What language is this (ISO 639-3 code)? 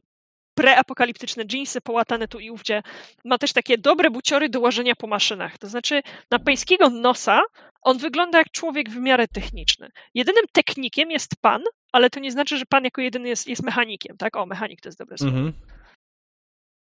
pol